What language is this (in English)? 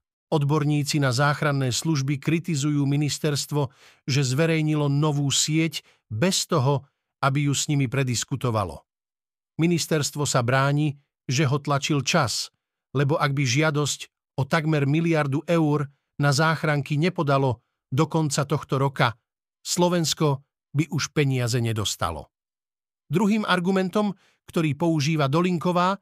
Slovak